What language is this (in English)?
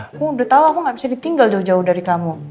Indonesian